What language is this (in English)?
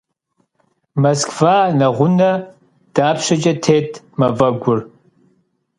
Kabardian